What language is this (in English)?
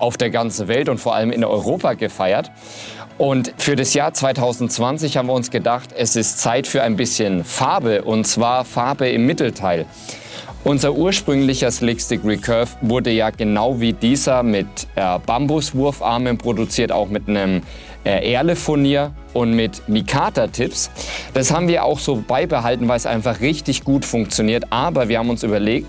German